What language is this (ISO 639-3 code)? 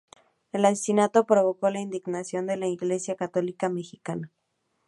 spa